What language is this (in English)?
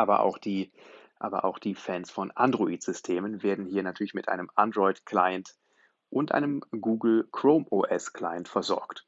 German